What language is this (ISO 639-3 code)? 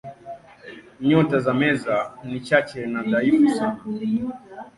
swa